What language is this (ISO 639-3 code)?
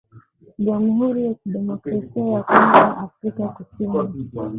swa